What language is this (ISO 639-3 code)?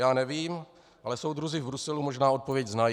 ces